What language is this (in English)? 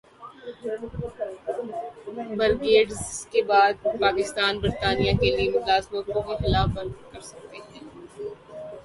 Urdu